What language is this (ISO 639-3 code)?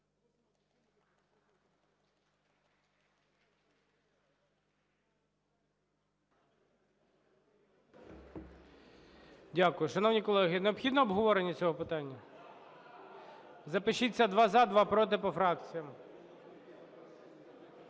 ukr